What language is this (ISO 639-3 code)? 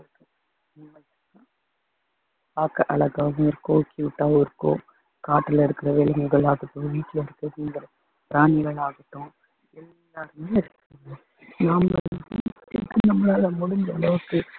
tam